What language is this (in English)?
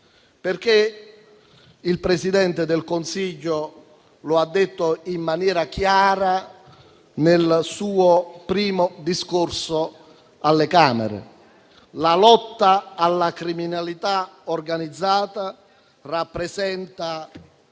Italian